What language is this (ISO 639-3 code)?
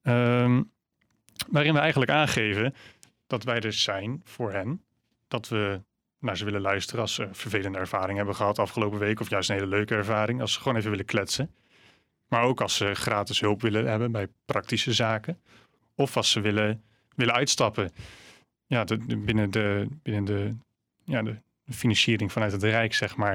nld